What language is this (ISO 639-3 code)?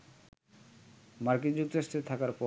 ben